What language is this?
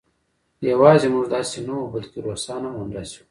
Pashto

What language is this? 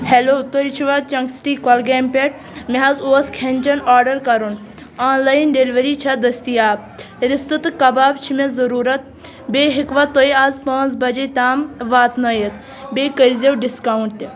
Kashmiri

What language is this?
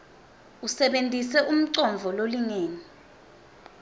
Swati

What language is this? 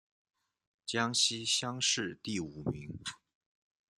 Chinese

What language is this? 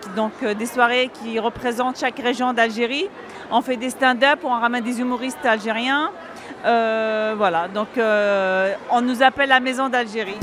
French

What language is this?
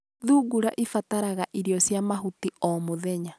Kikuyu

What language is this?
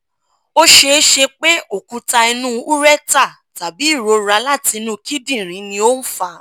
Yoruba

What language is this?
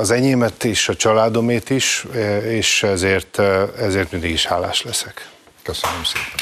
Hungarian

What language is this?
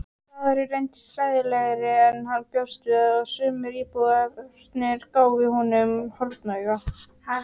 Icelandic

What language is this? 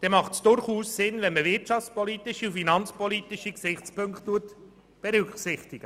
Swiss German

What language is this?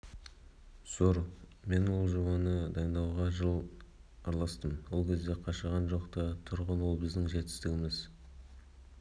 Kazakh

